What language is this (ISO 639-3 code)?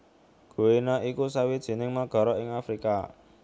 jav